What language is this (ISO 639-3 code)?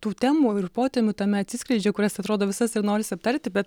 lit